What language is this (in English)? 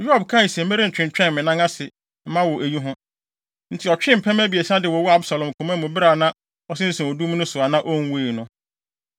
Akan